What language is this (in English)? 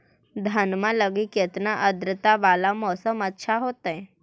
Magahi